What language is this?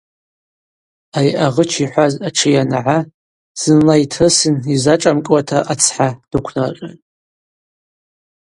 Abaza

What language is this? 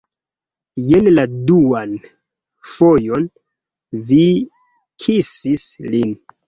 Esperanto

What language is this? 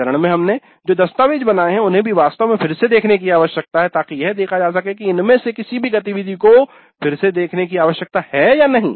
Hindi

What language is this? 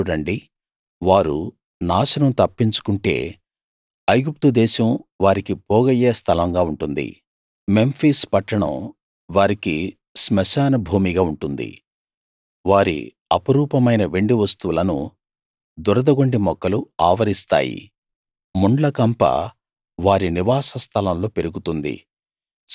Telugu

